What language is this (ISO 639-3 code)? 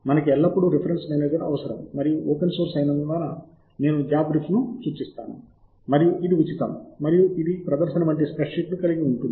tel